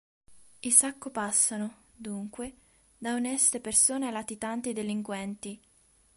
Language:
Italian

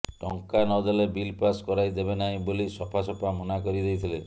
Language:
Odia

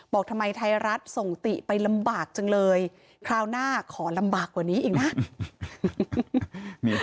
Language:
Thai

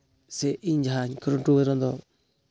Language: Santali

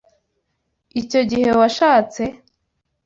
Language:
Kinyarwanda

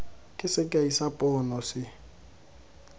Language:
Tswana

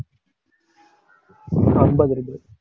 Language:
Tamil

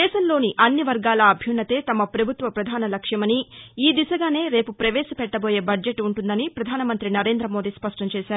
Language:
Telugu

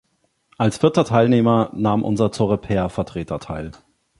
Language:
German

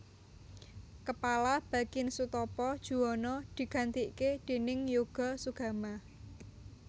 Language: Javanese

